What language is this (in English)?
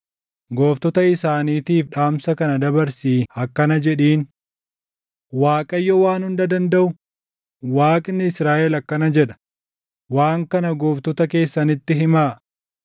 Oromo